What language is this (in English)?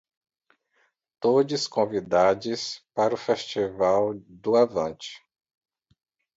Portuguese